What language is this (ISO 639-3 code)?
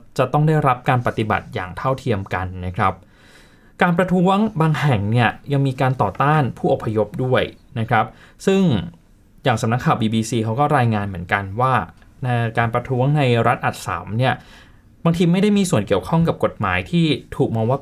tha